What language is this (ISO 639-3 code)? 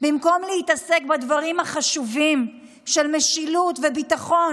heb